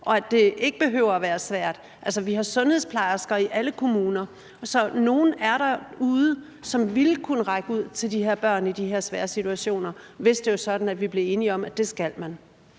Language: Danish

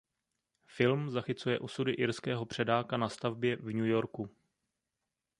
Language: Czech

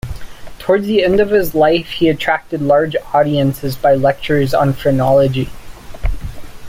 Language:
English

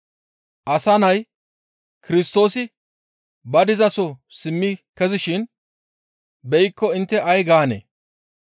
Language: Gamo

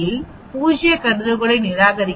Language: Tamil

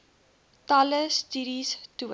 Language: Afrikaans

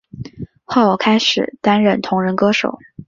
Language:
Chinese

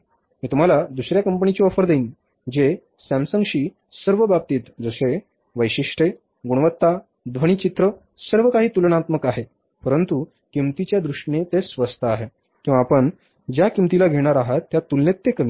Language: Marathi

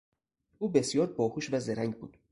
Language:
Persian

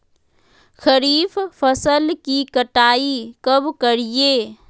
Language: Magahi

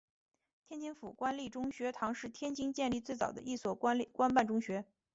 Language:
Chinese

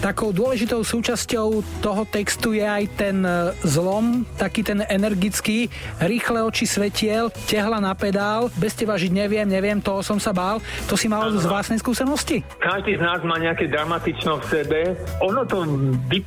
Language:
Slovak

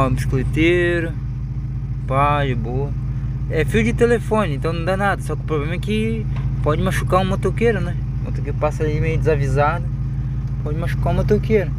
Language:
Portuguese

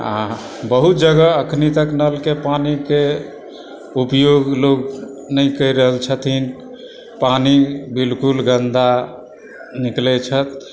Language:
Maithili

